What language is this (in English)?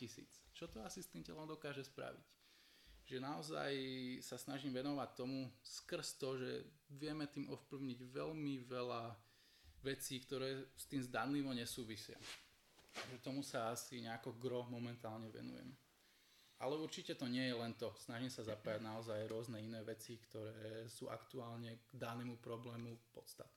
Slovak